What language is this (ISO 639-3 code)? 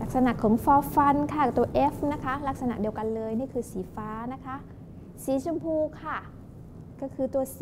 tha